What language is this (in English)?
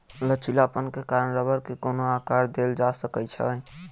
Maithili